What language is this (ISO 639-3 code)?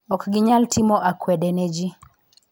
luo